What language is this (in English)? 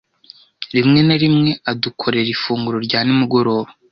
Kinyarwanda